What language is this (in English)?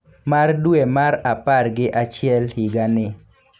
Luo (Kenya and Tanzania)